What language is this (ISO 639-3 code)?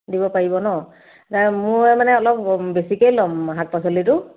asm